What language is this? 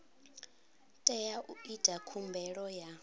Venda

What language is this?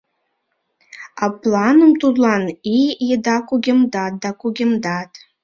Mari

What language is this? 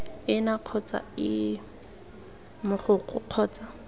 Tswana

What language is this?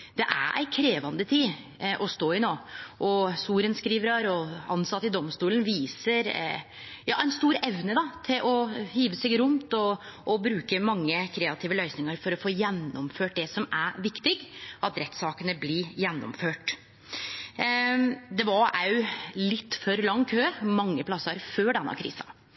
Norwegian Nynorsk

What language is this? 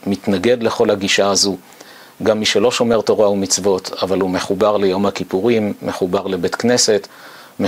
Hebrew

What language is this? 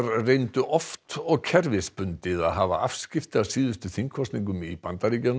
Icelandic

